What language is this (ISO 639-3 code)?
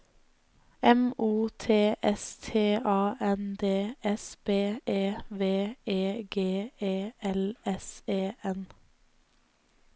nor